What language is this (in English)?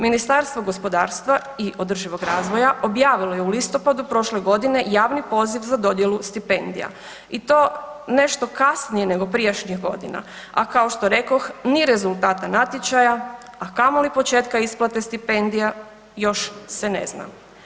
Croatian